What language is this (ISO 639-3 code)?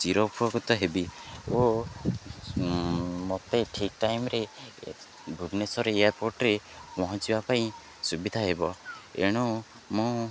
ori